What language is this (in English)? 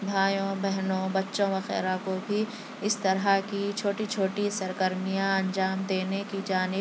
Urdu